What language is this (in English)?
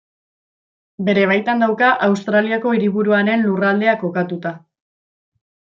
Basque